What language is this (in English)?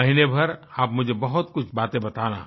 Hindi